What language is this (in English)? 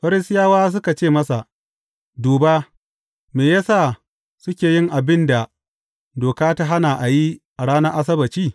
Hausa